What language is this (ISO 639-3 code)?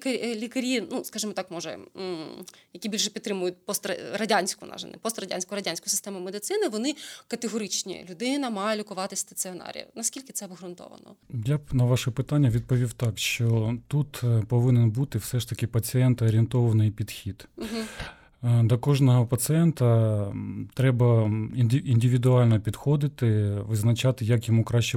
ukr